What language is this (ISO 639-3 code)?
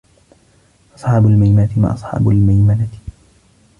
ara